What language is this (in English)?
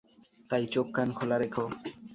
Bangla